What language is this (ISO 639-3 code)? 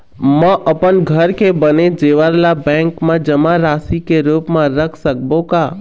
hne